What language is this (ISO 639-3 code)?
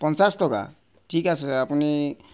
asm